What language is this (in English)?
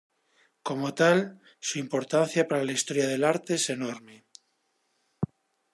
Spanish